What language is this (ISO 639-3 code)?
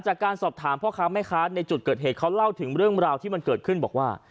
tha